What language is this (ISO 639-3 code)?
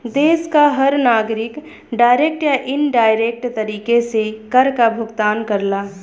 bho